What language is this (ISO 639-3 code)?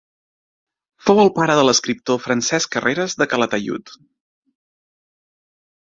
cat